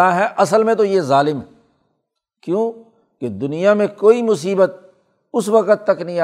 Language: Urdu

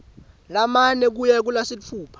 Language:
Swati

